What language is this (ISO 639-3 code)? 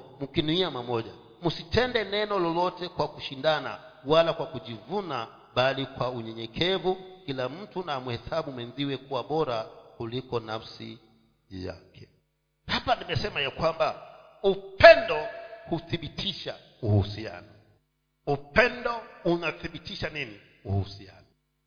swa